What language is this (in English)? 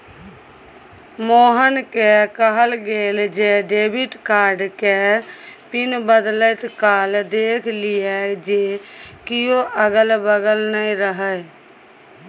Maithili